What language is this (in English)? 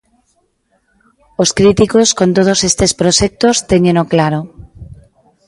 Galician